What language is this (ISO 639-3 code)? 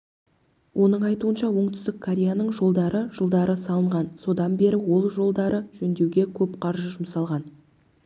kaz